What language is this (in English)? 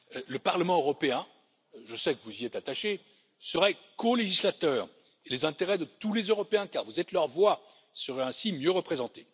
French